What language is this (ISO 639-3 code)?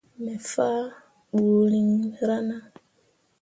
mua